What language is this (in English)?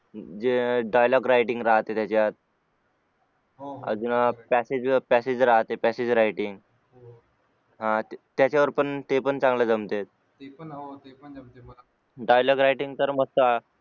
Marathi